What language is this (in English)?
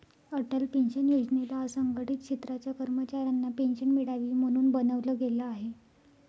Marathi